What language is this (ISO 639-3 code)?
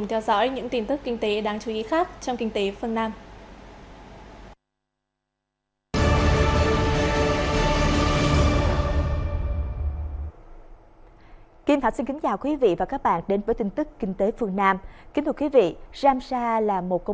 vie